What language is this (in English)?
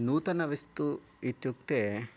Sanskrit